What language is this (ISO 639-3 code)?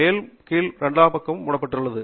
tam